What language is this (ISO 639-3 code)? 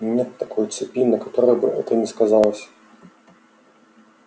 rus